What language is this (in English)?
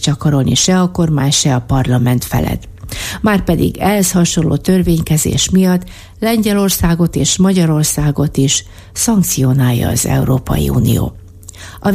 Hungarian